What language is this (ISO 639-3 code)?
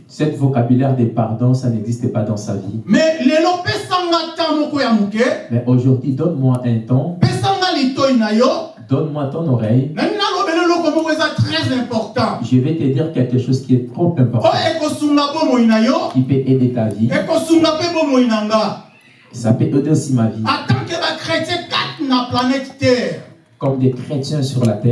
fra